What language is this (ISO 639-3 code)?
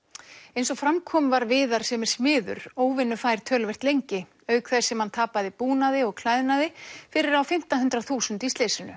isl